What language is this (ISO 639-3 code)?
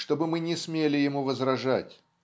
rus